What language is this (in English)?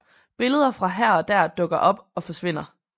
Danish